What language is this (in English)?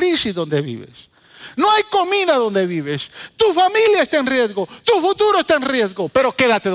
Spanish